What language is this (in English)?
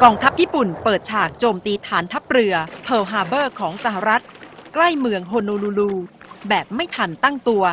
Thai